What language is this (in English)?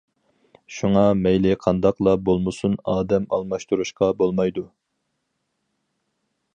Uyghur